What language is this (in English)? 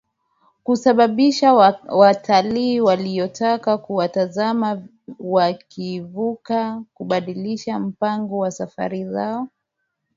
Swahili